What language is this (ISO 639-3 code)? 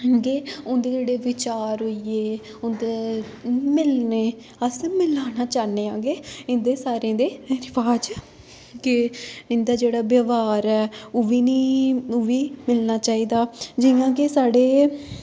doi